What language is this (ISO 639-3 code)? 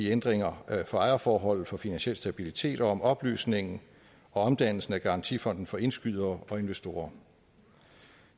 dan